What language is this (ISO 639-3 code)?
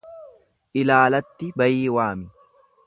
orm